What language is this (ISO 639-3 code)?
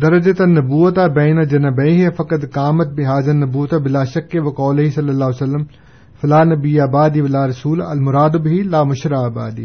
urd